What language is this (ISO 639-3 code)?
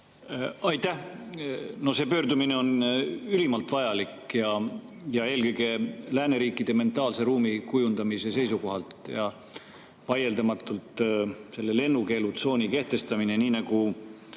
est